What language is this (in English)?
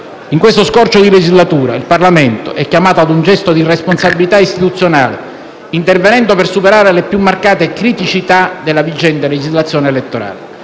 Italian